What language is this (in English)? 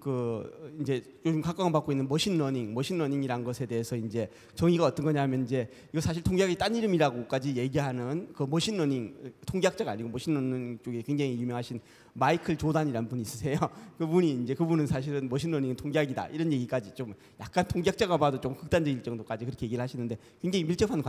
Korean